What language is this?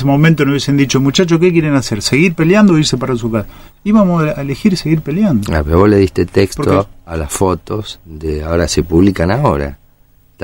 Spanish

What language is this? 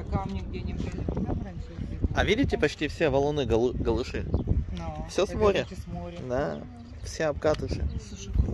Russian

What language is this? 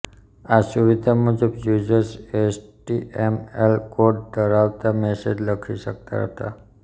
Gujarati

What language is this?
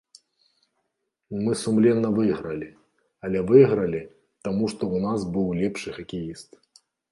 Belarusian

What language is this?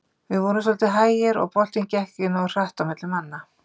Icelandic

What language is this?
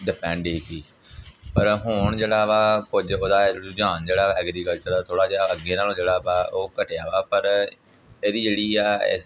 Punjabi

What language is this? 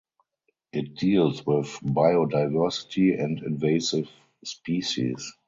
English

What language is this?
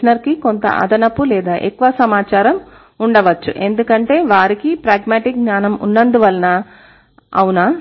Telugu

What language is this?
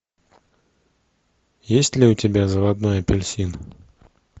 Russian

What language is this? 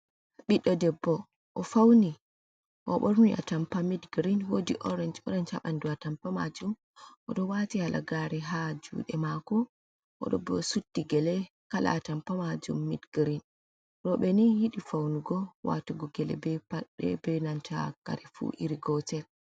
Fula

